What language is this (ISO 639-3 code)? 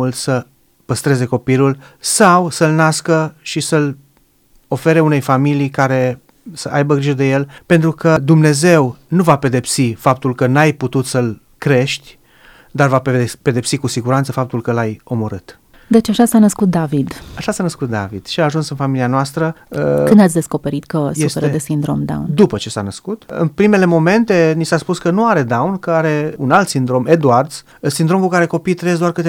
ron